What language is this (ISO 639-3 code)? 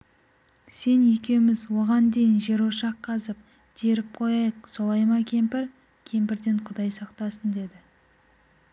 kaz